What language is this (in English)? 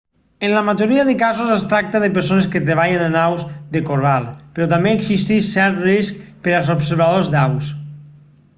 Catalan